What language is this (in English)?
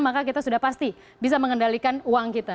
Indonesian